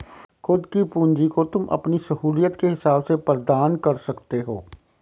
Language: Hindi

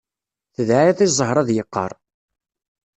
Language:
Kabyle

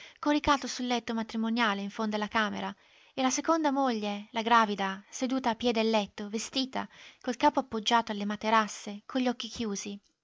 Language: Italian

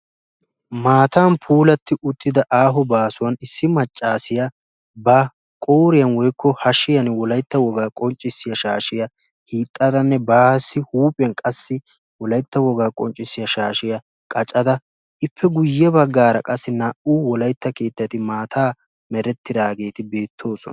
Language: Wolaytta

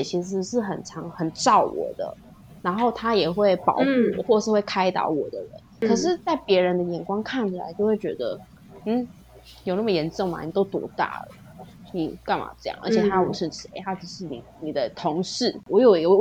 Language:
Chinese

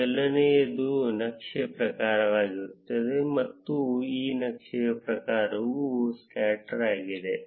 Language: Kannada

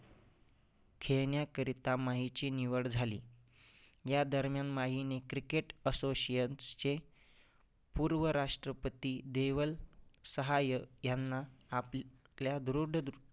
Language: Marathi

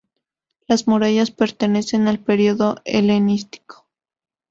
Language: Spanish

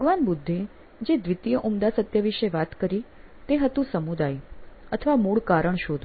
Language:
Gujarati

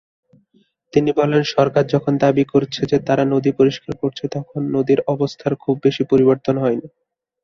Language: Bangla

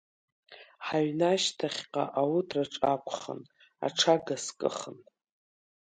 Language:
Abkhazian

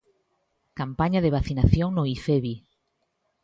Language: Galician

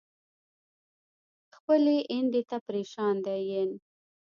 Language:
Pashto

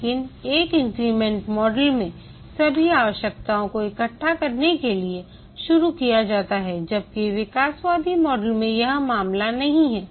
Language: Hindi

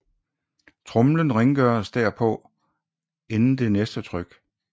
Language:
Danish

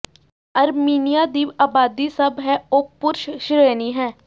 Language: Punjabi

